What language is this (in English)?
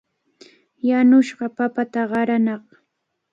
Cajatambo North Lima Quechua